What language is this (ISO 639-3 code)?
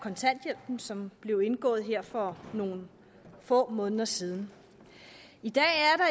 dan